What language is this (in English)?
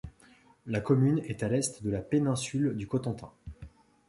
French